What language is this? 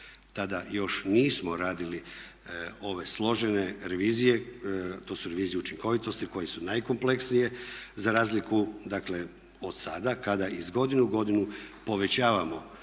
Croatian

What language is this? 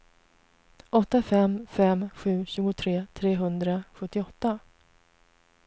Swedish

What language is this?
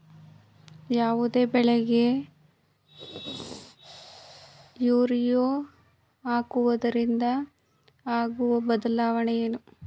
Kannada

